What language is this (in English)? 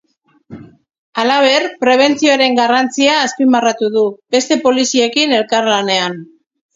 Basque